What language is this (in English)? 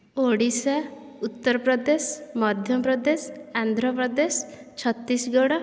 Odia